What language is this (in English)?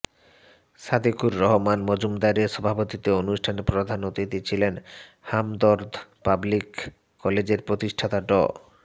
Bangla